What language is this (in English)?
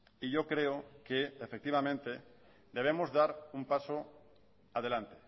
Spanish